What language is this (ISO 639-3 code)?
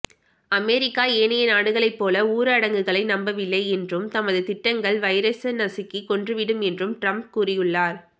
tam